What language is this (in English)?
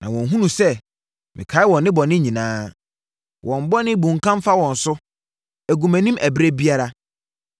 Akan